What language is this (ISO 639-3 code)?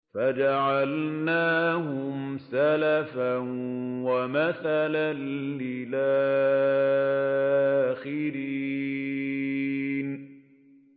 ara